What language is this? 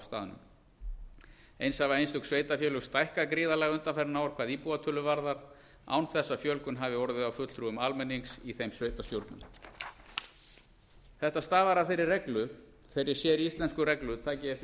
Icelandic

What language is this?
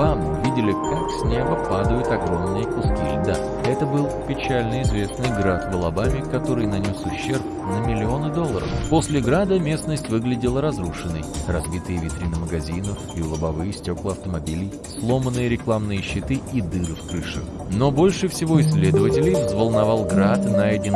Russian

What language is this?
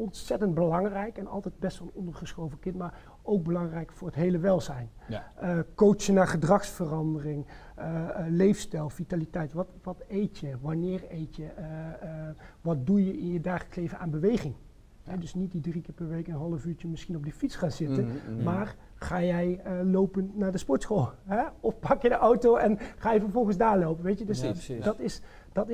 Dutch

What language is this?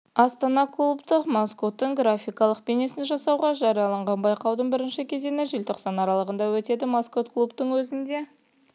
Kazakh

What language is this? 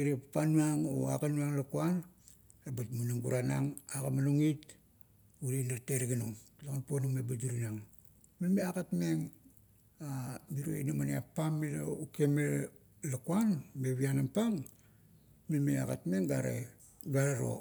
Kuot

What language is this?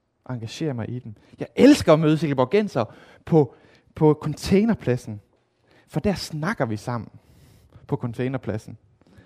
Danish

